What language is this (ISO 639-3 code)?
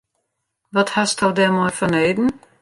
fry